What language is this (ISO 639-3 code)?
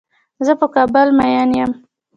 pus